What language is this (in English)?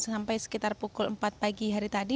Indonesian